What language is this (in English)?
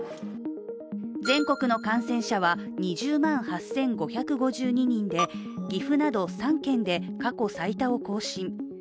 Japanese